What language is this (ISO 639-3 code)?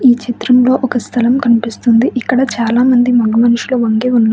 tel